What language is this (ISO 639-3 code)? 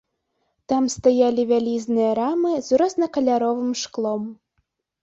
bel